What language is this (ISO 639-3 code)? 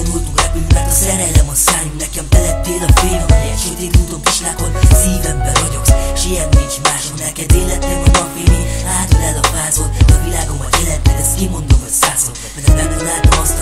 pol